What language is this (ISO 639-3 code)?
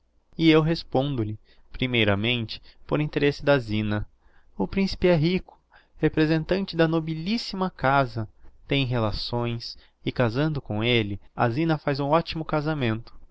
por